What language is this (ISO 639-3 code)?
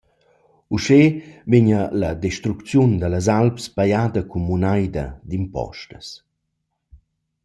roh